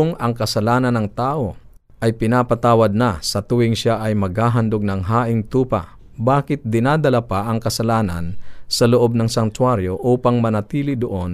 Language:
Filipino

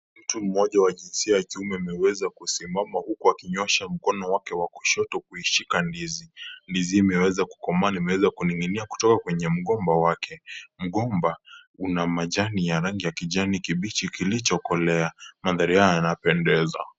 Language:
Swahili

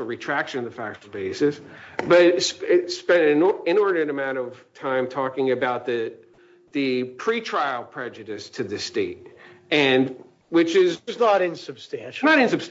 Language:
English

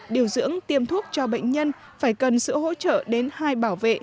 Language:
Vietnamese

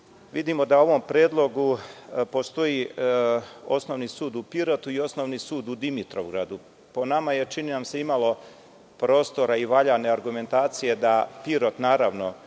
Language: Serbian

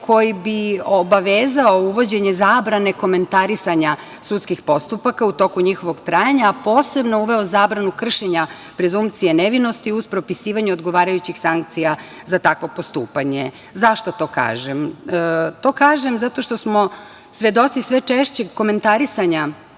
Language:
Serbian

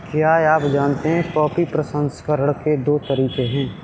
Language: Hindi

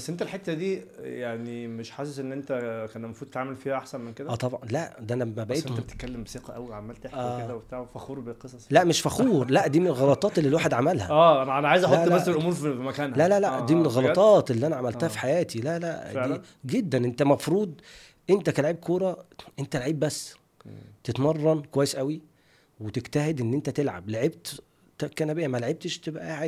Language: Arabic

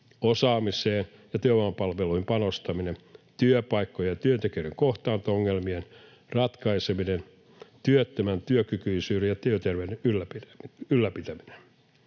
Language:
Finnish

